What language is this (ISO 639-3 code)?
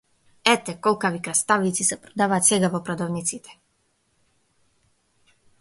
mkd